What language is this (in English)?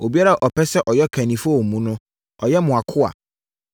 Akan